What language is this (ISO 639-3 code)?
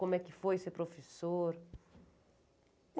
por